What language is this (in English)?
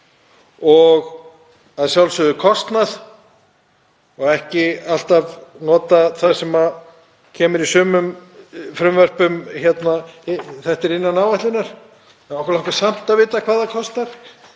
Icelandic